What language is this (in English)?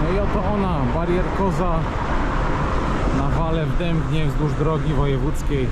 Polish